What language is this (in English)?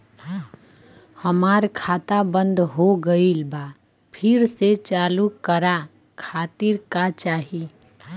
Bhojpuri